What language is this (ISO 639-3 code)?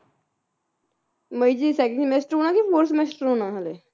pan